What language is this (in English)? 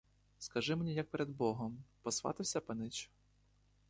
Ukrainian